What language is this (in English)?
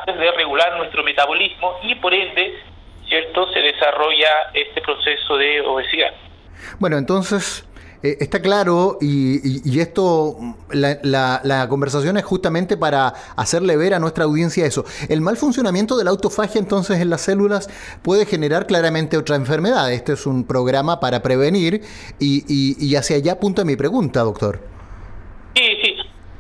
Spanish